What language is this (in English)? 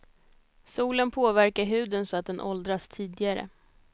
Swedish